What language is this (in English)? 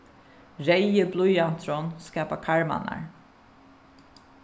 Faroese